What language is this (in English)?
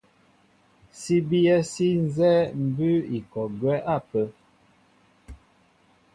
Mbo (Cameroon)